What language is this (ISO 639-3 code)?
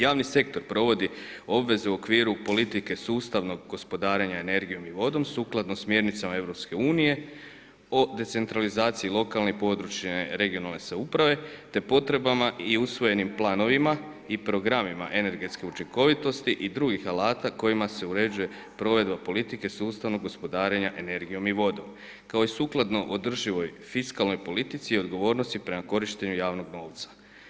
hrv